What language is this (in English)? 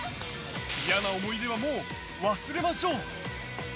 Japanese